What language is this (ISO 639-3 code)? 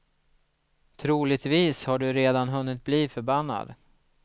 swe